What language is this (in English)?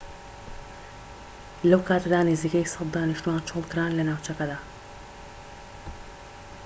Central Kurdish